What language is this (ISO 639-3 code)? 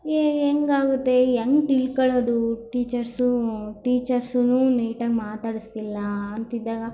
kan